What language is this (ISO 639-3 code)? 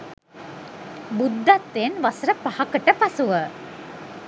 sin